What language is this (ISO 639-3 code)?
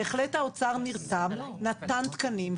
heb